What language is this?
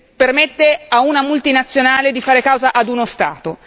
Italian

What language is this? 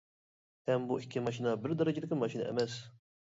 Uyghur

